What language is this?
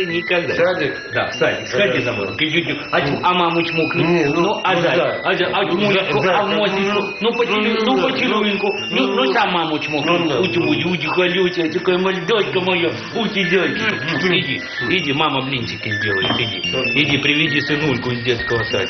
Russian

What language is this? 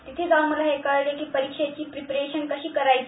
Marathi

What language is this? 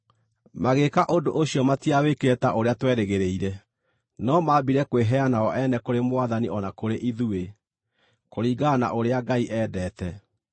Kikuyu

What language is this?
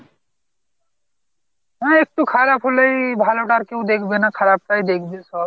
Bangla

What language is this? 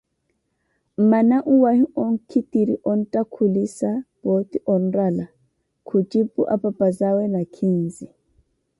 Koti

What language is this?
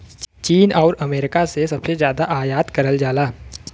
Bhojpuri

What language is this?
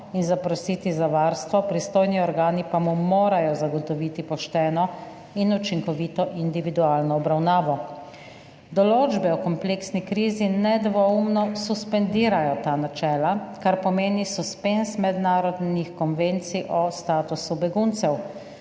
Slovenian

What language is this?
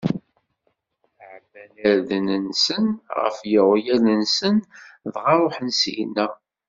Kabyle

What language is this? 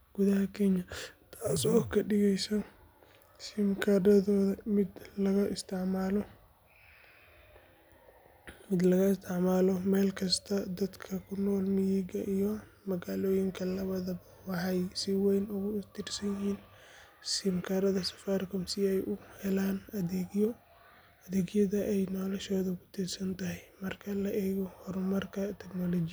Somali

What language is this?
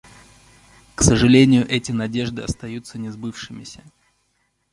Russian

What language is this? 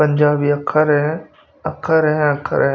Hindi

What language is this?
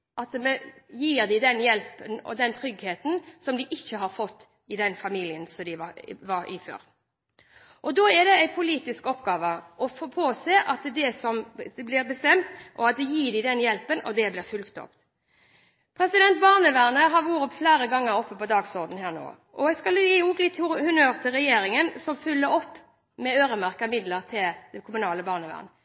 Norwegian Bokmål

